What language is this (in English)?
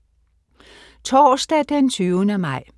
Danish